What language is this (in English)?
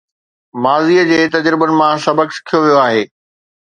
Sindhi